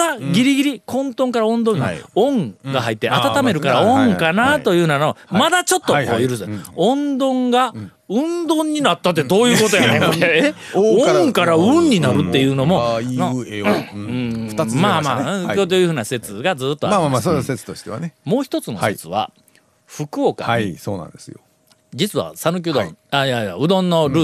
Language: Japanese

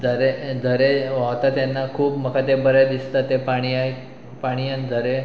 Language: Konkani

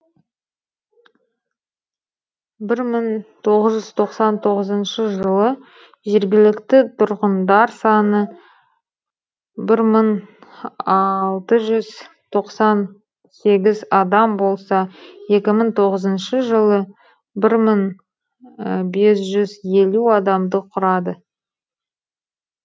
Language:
Kazakh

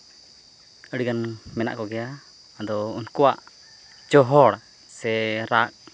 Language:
Santali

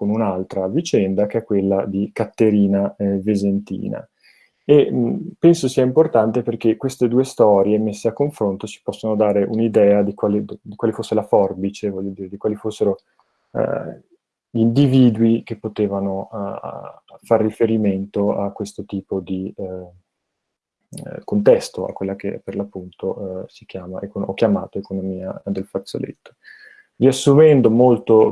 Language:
Italian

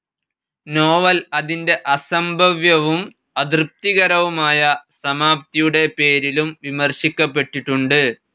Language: Malayalam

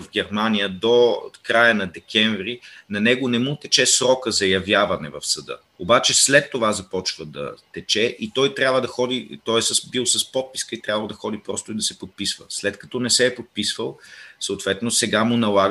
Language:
Bulgarian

